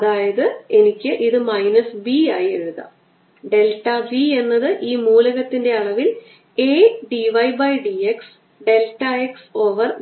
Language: Malayalam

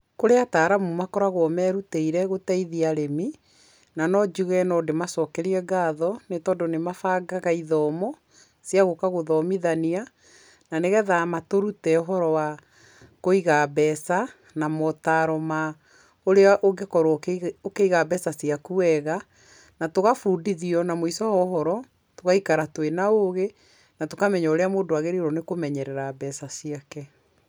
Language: Kikuyu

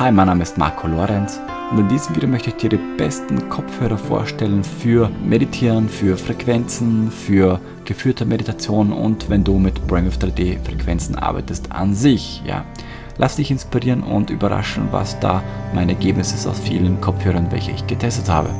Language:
German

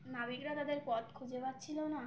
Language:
Bangla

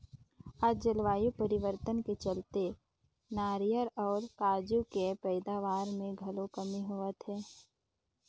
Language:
Chhattisgarhi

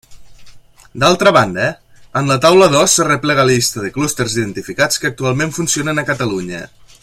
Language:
Catalan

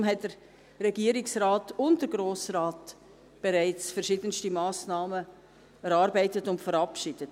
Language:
Swiss German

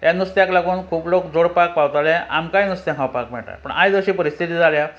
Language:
Konkani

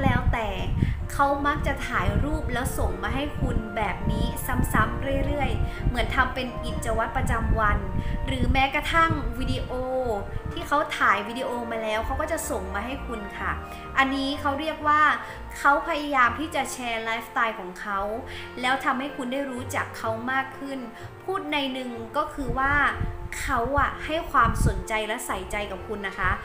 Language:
Thai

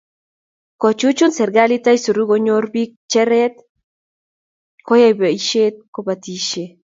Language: Kalenjin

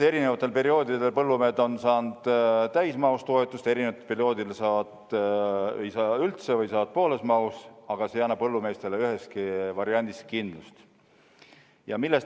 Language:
Estonian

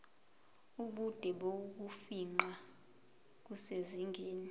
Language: Zulu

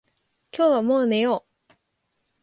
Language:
Japanese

